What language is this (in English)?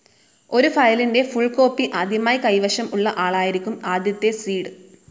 Malayalam